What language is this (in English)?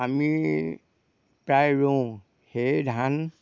Assamese